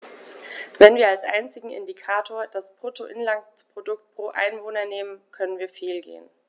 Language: German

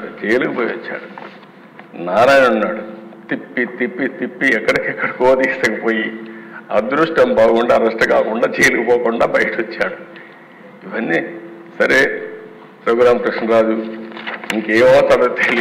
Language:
Telugu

